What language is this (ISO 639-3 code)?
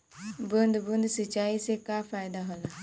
bho